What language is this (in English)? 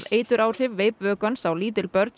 Icelandic